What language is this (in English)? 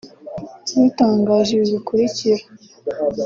Kinyarwanda